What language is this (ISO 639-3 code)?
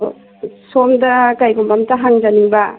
mni